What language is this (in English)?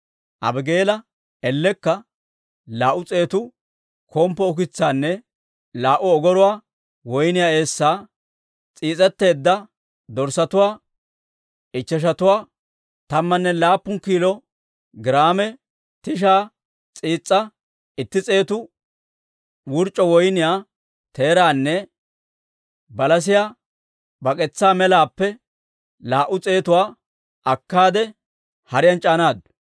Dawro